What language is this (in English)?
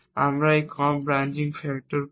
Bangla